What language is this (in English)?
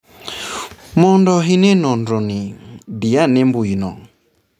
Luo (Kenya and Tanzania)